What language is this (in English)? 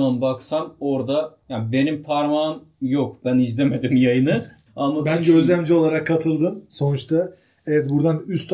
Turkish